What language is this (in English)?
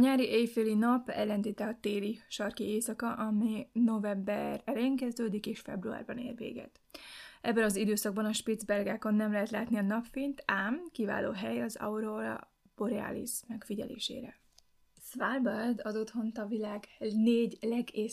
Hungarian